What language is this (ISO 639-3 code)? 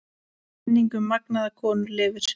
isl